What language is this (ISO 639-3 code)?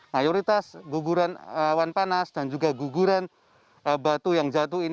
ind